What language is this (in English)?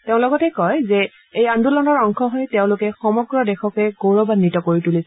Assamese